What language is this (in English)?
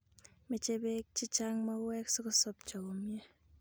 Kalenjin